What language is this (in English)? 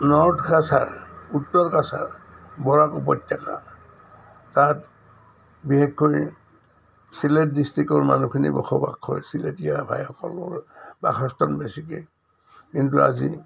Assamese